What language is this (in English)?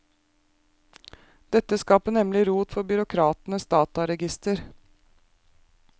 Norwegian